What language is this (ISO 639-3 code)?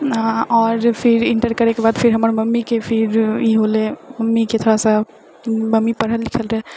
mai